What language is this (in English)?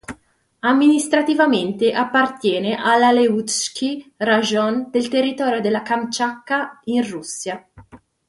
Italian